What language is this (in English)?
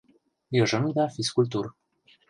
Mari